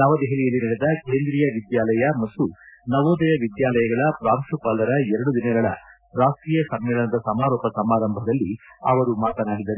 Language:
Kannada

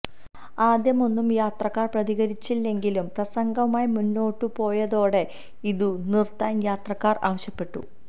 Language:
Malayalam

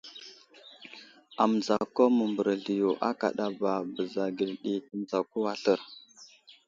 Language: Wuzlam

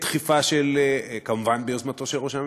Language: Hebrew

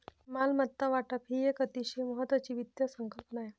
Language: Marathi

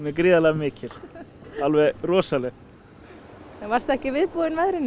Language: Icelandic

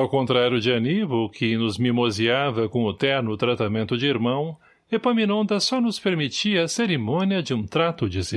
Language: Portuguese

